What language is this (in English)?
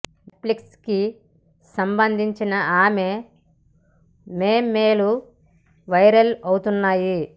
Telugu